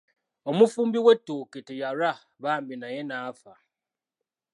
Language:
Ganda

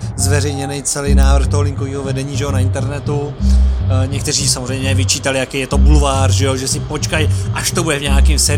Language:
Czech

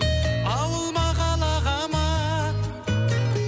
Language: Kazakh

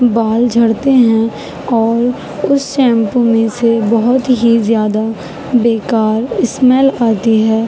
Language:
Urdu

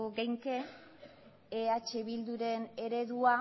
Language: Basque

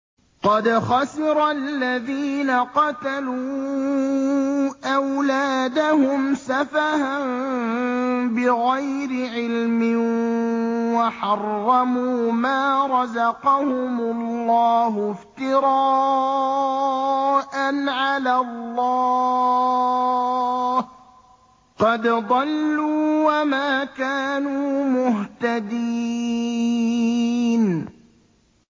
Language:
Arabic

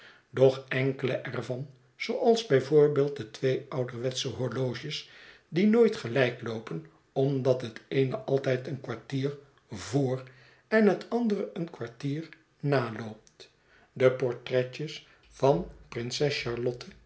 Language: Dutch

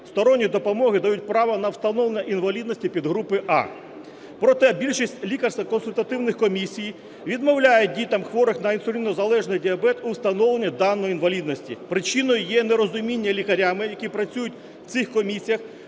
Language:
Ukrainian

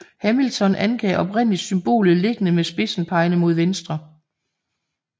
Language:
Danish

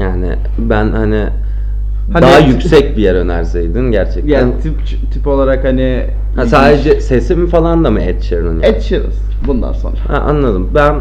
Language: Turkish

